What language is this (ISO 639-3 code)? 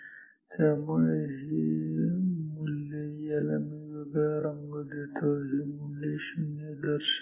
mar